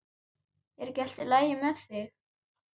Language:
Icelandic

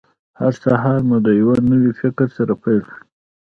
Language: Pashto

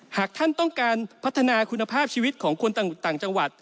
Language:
Thai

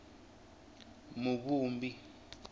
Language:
Tsonga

